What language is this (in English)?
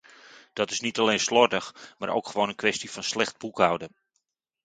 Dutch